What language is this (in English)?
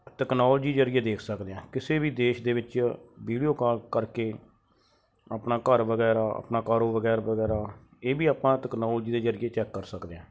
Punjabi